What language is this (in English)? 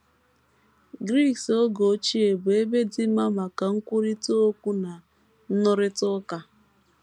Igbo